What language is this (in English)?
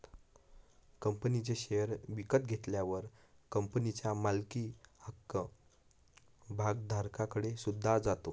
Marathi